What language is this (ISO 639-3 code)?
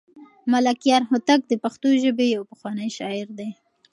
pus